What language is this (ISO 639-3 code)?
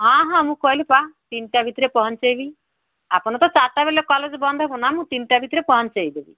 ori